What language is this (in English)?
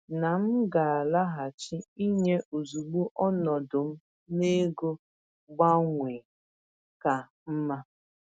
Igbo